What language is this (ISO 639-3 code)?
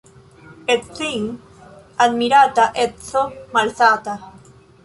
epo